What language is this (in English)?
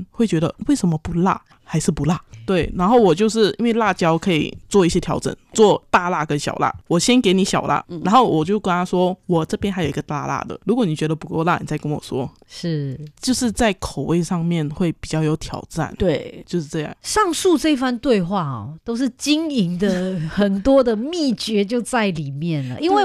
Chinese